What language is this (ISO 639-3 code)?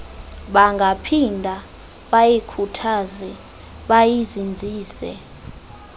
xho